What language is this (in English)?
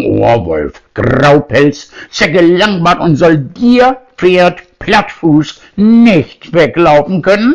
German